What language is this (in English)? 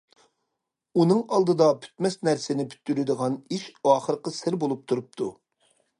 Uyghur